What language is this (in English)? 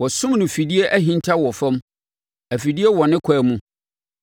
Akan